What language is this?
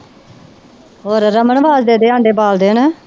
Punjabi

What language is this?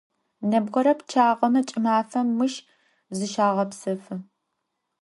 Adyghe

